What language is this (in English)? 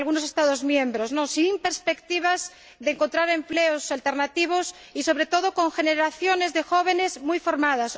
Spanish